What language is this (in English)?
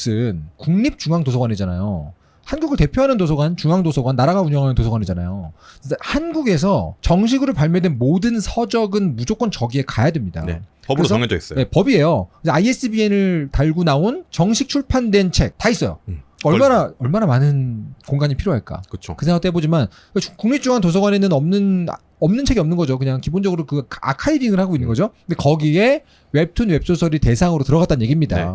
Korean